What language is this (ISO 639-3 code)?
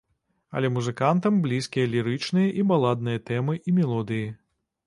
bel